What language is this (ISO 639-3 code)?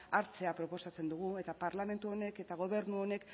eus